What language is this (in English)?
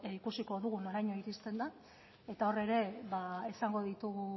Basque